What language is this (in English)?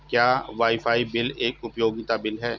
Hindi